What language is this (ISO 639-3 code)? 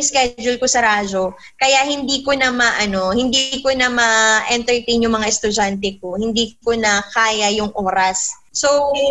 fil